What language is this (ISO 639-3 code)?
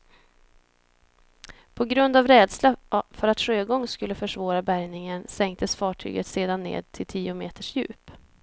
swe